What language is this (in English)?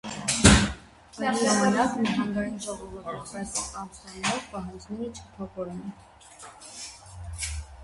Armenian